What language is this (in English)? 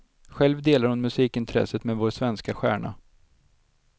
Swedish